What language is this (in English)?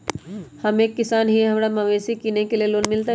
Magahi